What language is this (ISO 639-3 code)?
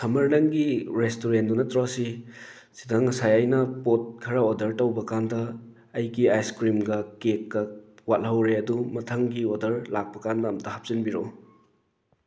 mni